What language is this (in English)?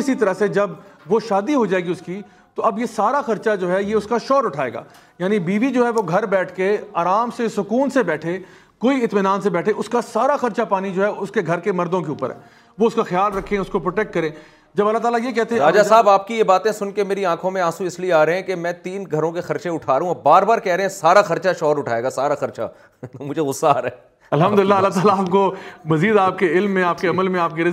Urdu